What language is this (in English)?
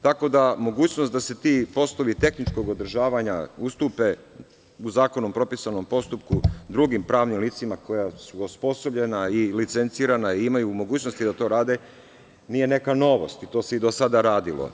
Serbian